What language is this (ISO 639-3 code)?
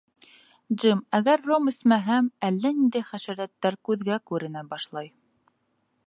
bak